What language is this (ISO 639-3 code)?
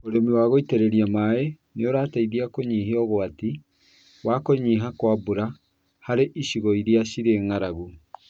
kik